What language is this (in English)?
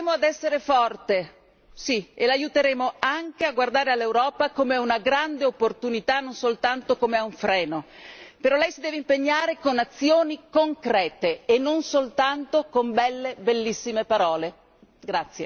Italian